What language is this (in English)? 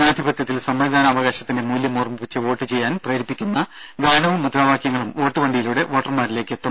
Malayalam